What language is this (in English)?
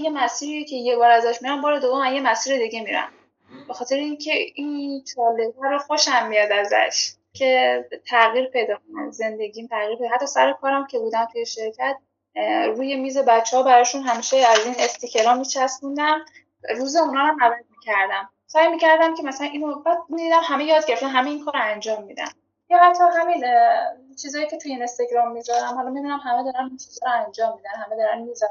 Persian